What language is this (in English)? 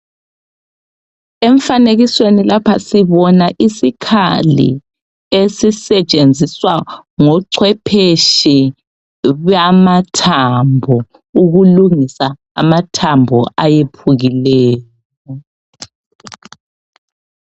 North Ndebele